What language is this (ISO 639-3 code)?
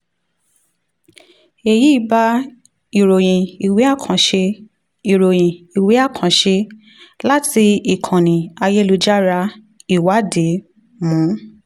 yor